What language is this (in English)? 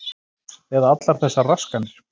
Icelandic